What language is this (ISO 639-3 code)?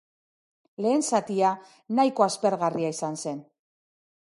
eus